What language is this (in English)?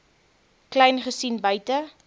Afrikaans